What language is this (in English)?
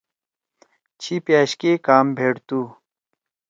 Torwali